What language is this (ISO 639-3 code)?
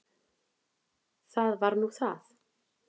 isl